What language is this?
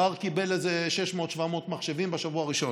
Hebrew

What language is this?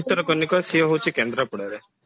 Odia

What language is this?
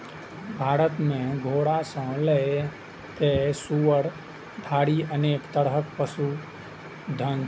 Maithili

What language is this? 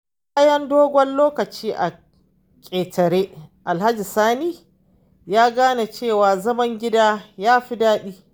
Hausa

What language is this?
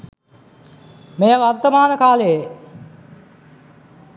Sinhala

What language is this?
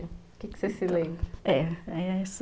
Portuguese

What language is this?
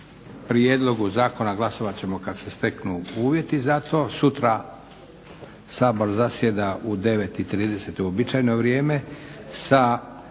Croatian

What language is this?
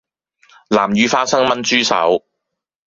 Cantonese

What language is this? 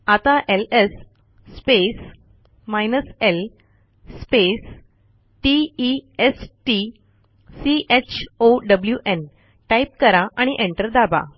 Marathi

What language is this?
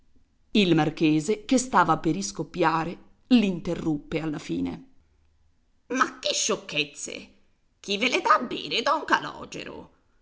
Italian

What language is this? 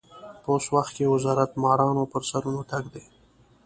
Pashto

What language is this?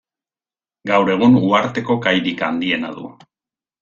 Basque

